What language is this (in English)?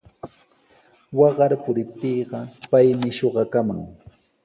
Sihuas Ancash Quechua